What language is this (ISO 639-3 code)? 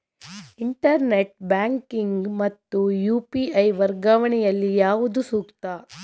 kan